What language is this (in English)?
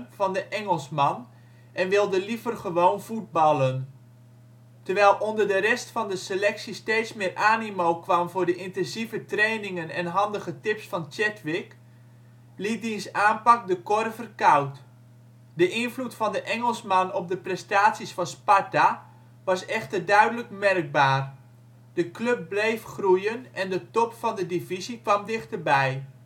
Dutch